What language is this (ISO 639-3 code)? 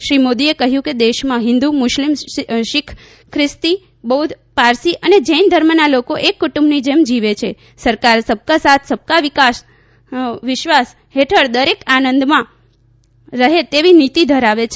guj